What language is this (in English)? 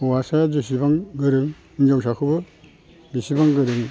Bodo